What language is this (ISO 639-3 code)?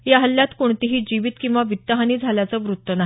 mar